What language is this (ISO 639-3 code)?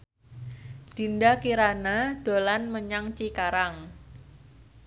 jav